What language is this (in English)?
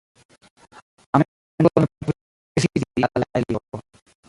Esperanto